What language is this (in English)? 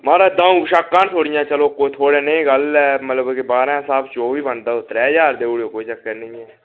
Dogri